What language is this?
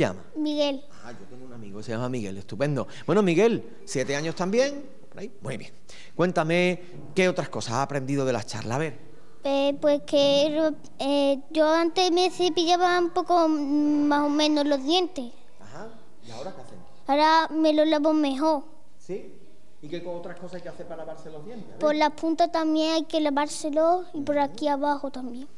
Spanish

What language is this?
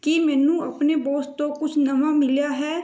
Punjabi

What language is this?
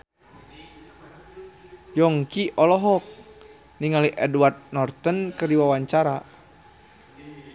Sundanese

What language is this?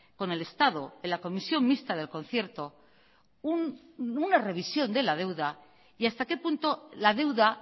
Spanish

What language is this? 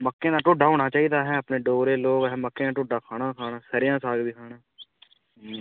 Dogri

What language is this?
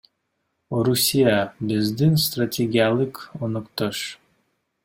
Kyrgyz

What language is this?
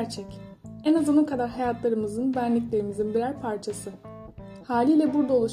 Turkish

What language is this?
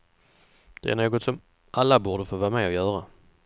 Swedish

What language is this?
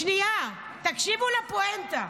Hebrew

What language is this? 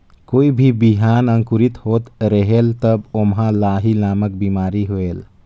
Chhattisgarhi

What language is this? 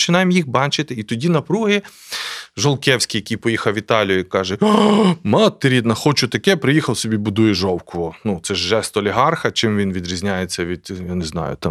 Ukrainian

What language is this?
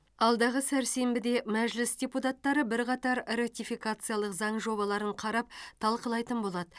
Kazakh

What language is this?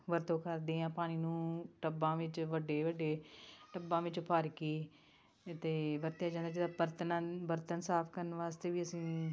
Punjabi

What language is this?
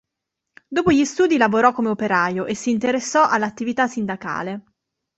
Italian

